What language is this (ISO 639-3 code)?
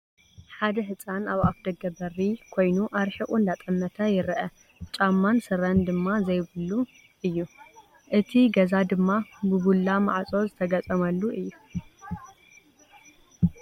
tir